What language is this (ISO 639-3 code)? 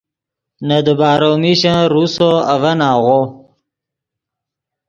ydg